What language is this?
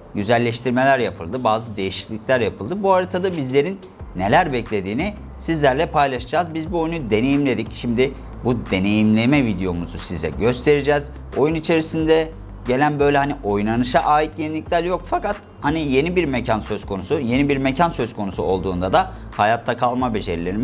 Turkish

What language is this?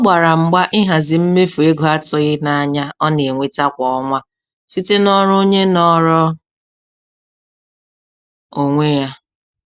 Igbo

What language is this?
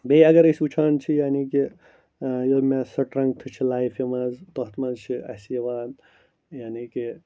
Kashmiri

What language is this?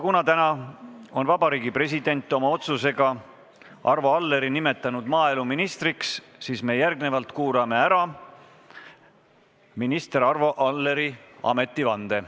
Estonian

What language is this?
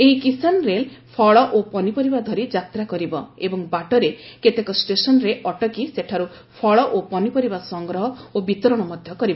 Odia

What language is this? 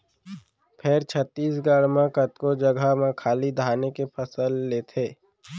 Chhattisgarhi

